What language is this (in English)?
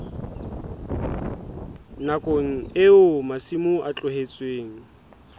Southern Sotho